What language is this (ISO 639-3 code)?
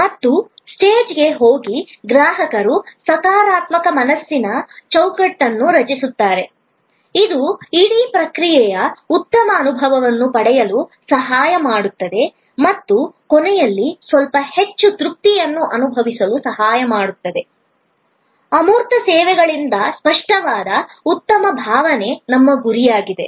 kan